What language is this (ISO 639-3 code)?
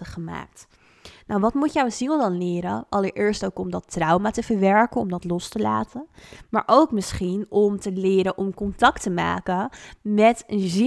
nld